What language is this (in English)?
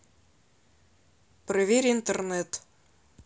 Russian